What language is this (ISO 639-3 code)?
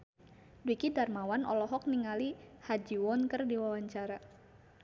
sun